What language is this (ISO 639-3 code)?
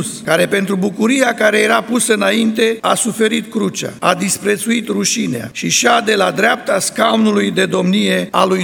ron